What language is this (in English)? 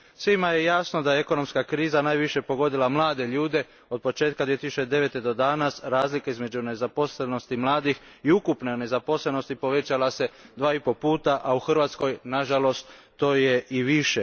Croatian